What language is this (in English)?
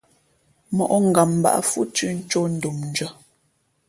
Fe'fe'